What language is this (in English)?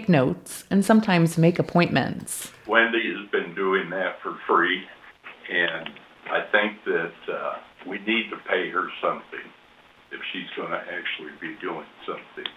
English